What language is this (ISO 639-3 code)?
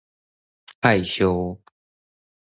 zho